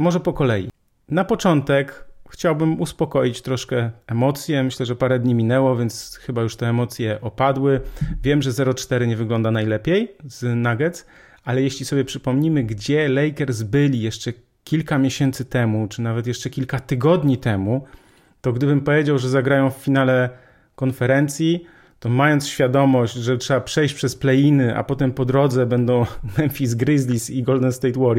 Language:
Polish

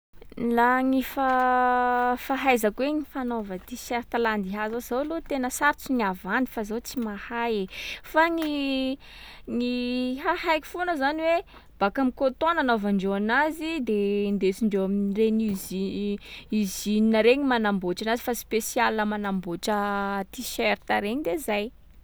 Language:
Sakalava Malagasy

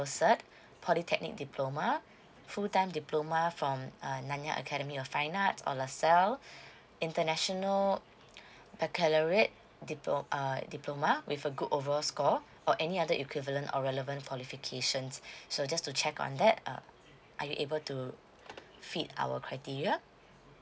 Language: English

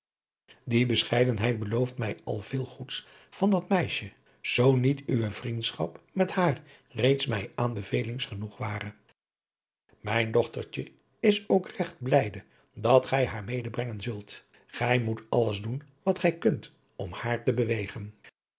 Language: Dutch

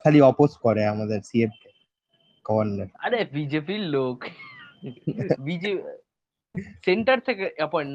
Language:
Bangla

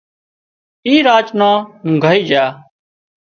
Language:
Wadiyara Koli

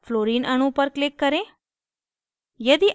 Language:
Hindi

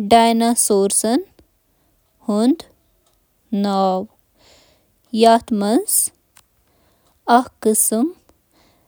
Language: Kashmiri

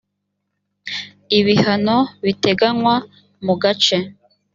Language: Kinyarwanda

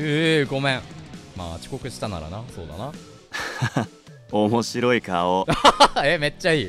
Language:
Japanese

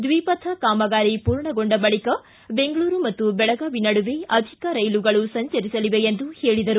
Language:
Kannada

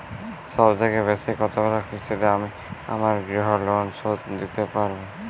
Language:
Bangla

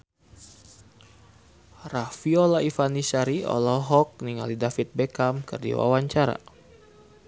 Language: Sundanese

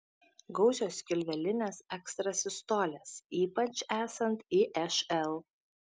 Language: Lithuanian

